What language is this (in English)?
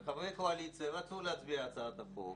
Hebrew